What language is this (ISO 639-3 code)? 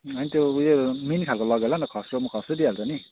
nep